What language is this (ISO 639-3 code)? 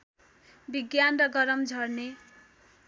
nep